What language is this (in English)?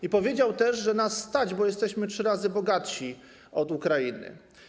Polish